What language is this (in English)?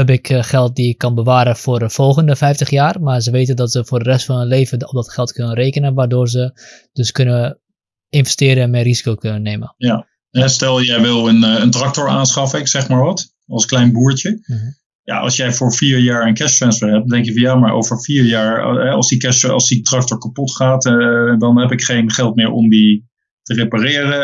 Dutch